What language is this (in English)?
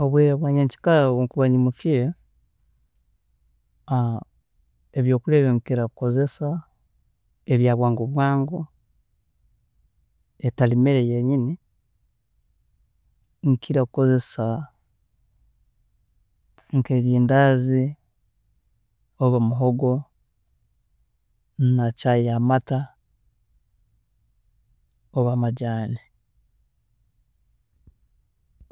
Tooro